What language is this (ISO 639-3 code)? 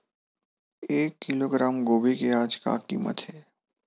hne